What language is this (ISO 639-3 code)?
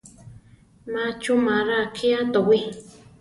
tar